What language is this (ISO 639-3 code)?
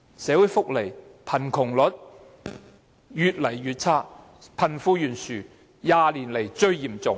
yue